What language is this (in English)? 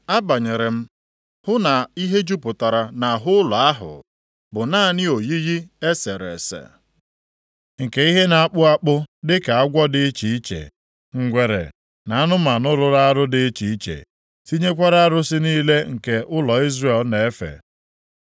Igbo